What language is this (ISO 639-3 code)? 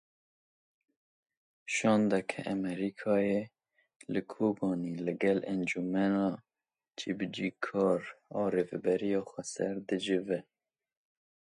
kur